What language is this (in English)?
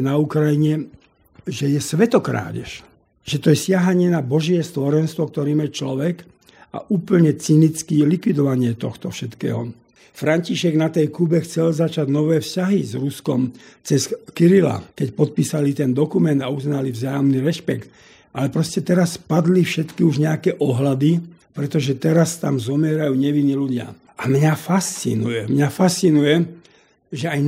Slovak